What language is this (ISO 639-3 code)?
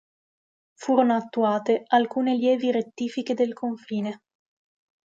ita